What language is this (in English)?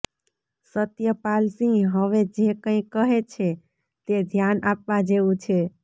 Gujarati